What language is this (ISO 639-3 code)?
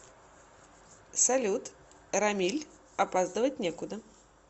rus